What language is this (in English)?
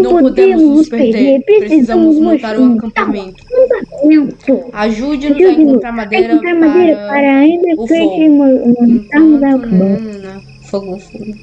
Portuguese